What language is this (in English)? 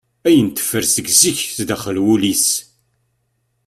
Kabyle